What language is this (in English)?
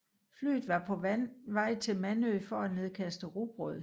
Danish